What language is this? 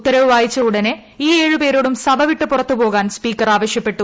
Malayalam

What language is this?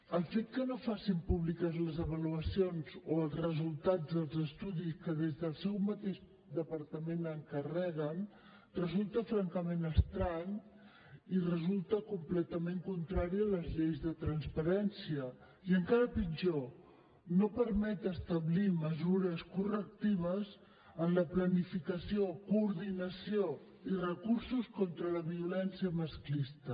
Catalan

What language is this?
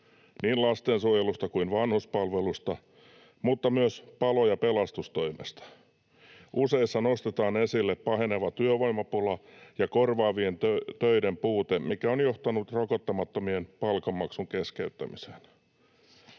Finnish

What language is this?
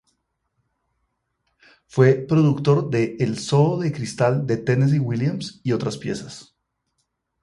Spanish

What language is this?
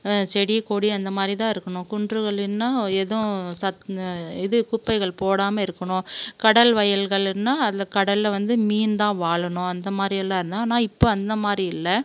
Tamil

